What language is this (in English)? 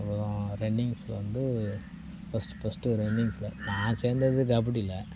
Tamil